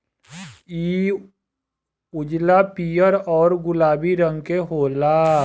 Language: Bhojpuri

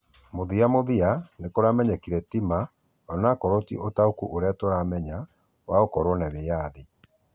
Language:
Kikuyu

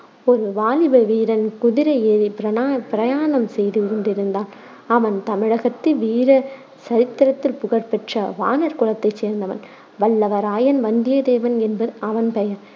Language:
Tamil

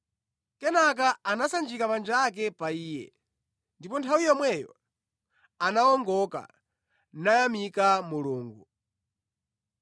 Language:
Nyanja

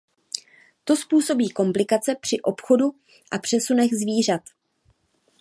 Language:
Czech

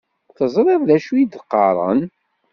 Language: Kabyle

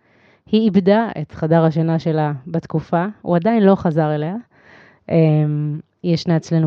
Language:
Hebrew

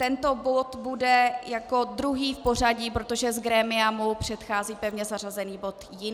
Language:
Czech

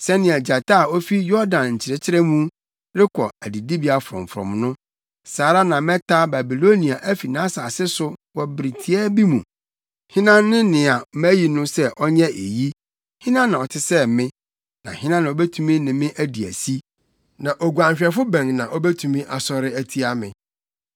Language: Akan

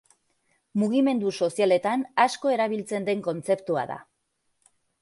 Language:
Basque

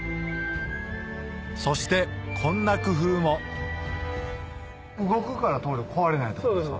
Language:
Japanese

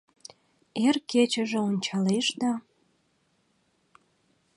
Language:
Mari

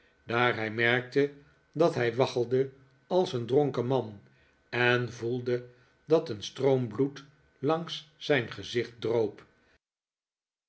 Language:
Dutch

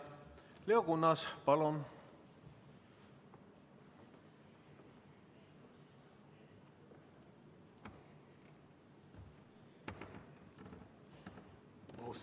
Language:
Estonian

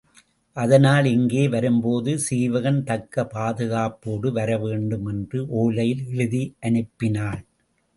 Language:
Tamil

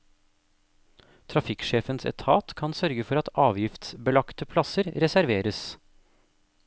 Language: Norwegian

